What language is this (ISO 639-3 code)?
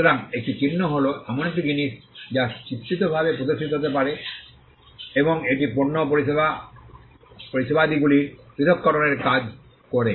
ben